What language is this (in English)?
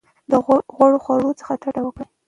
Pashto